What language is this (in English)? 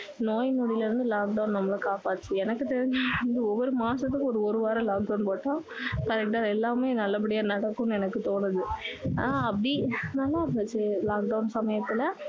Tamil